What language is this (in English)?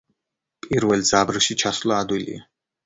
Georgian